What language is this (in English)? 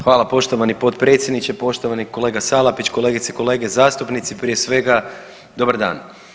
Croatian